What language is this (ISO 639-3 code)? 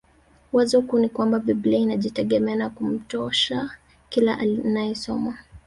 swa